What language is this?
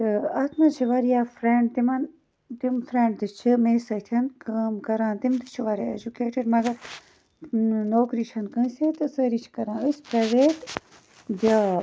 Kashmiri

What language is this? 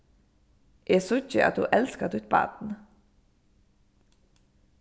Faroese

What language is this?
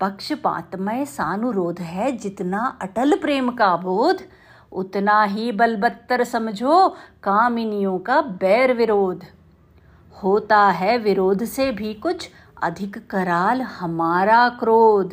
Hindi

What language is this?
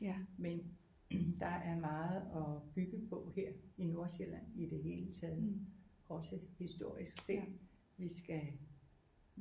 Danish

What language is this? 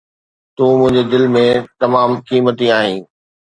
Sindhi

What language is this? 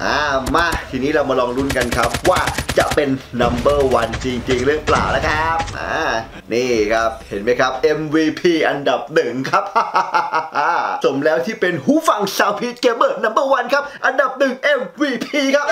Thai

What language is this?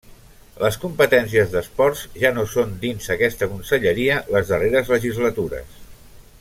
Catalan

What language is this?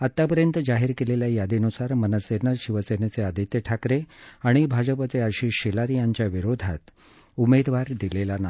Marathi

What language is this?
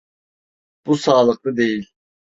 Turkish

